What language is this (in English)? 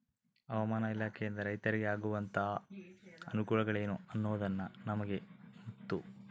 Kannada